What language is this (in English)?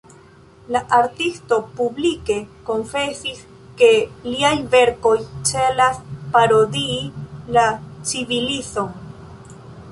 Esperanto